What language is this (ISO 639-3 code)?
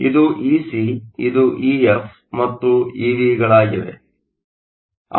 kan